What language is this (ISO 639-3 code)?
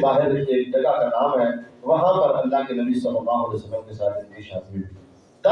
urd